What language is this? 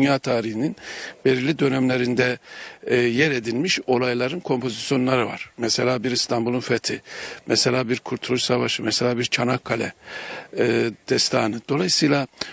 Turkish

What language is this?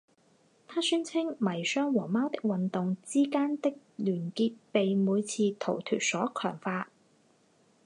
Chinese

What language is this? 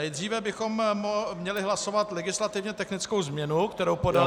Czech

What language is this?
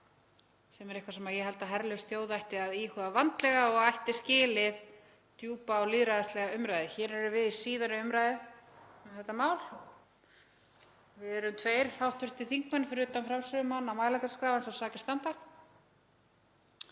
Icelandic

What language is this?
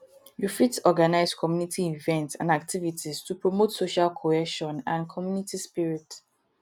Nigerian Pidgin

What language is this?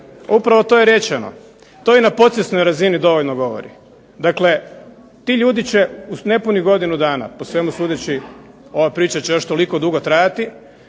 Croatian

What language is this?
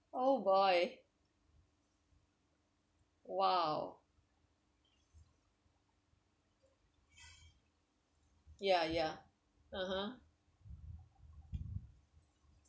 English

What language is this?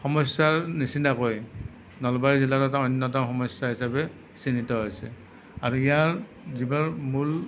Assamese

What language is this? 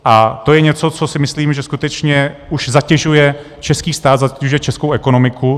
Czech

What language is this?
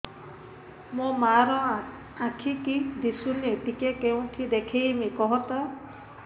Odia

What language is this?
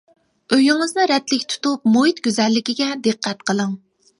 Uyghur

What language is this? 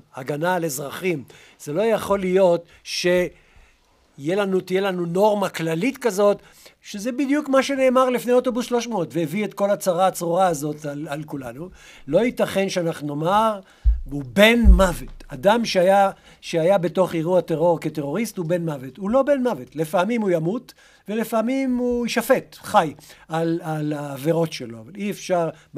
Hebrew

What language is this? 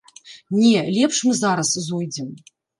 Belarusian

